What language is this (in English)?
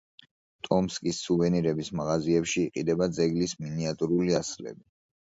Georgian